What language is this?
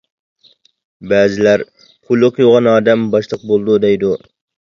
Uyghur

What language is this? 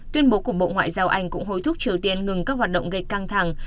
Vietnamese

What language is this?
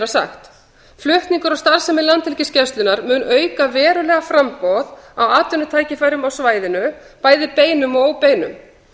Icelandic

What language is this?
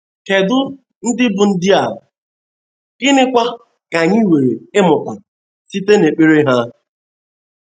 Igbo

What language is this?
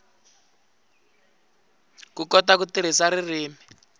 Tsonga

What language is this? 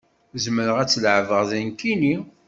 Kabyle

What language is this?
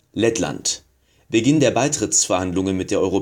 German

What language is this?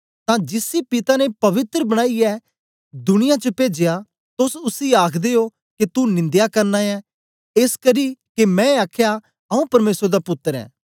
Dogri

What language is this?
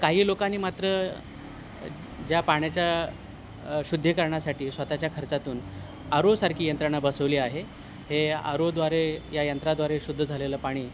Marathi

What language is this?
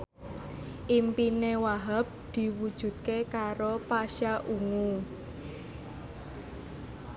Javanese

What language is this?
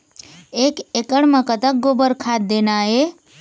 Chhattisgarhi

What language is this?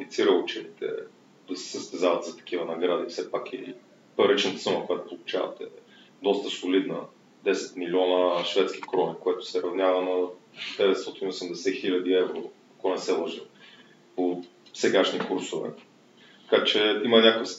Bulgarian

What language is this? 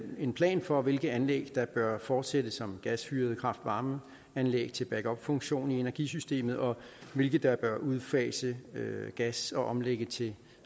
Danish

